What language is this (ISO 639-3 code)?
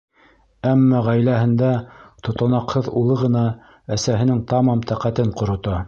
bak